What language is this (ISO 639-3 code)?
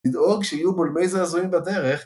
heb